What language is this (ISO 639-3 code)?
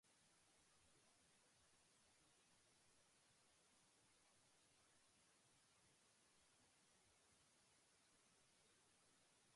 jpn